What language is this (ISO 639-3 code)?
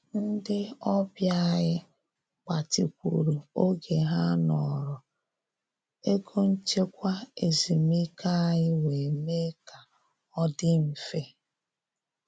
ibo